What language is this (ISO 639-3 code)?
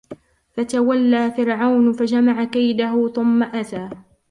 ara